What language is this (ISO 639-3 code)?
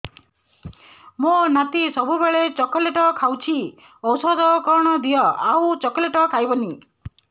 ori